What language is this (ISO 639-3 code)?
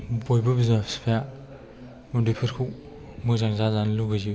brx